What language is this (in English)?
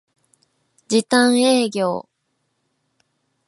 Japanese